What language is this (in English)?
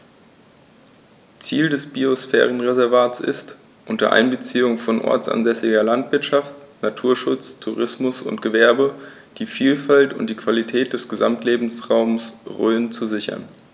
German